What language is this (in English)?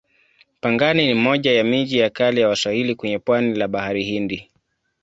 Swahili